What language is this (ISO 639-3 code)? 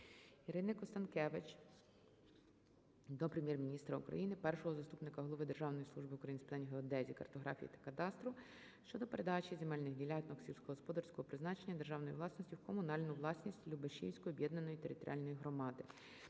ukr